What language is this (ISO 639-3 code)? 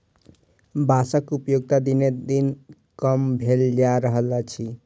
mai